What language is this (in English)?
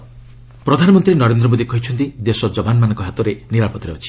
Odia